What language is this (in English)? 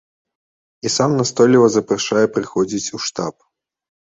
Belarusian